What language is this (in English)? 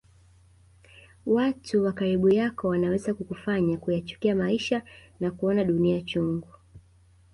Swahili